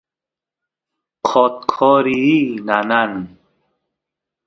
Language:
Santiago del Estero Quichua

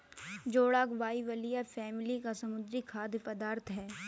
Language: Hindi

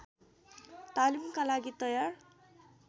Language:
Nepali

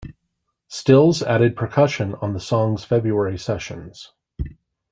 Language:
English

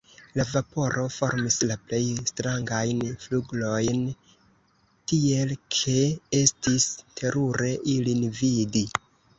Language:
Esperanto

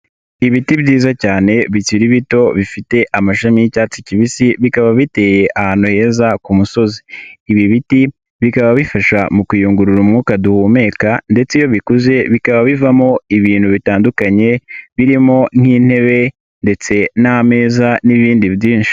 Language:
Kinyarwanda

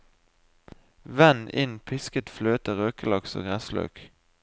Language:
Norwegian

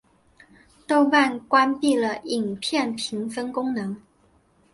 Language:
Chinese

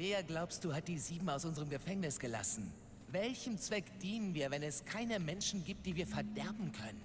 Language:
German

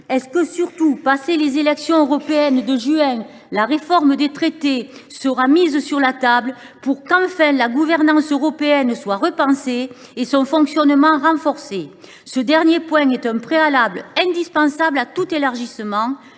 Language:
French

